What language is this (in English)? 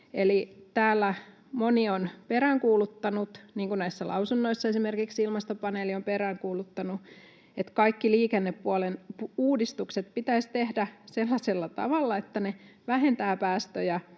Finnish